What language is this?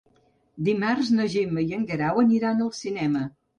Catalan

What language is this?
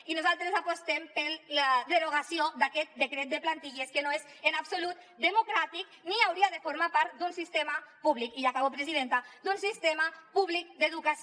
Catalan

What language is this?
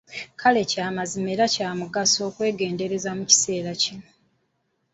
Ganda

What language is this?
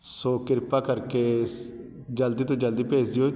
Punjabi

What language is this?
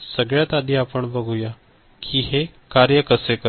Marathi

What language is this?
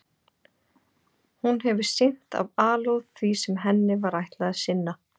Icelandic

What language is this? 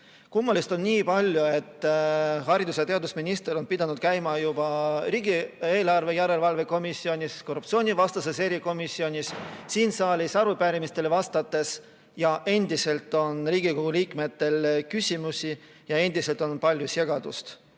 Estonian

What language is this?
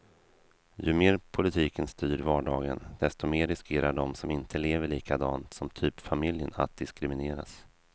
Swedish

